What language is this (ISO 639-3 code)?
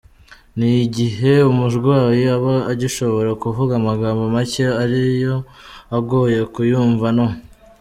kin